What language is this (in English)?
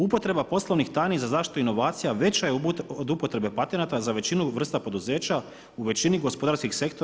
Croatian